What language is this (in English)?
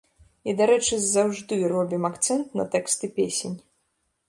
Belarusian